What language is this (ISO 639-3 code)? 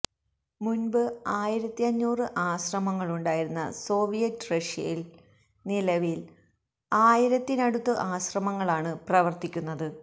mal